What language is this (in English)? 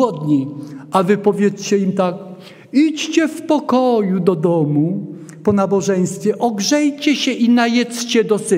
Polish